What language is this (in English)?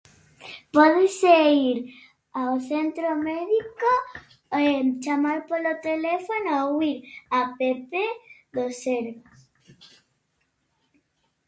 Galician